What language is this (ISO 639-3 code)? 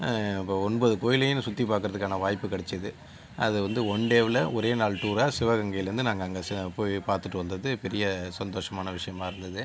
tam